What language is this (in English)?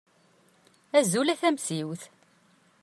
Kabyle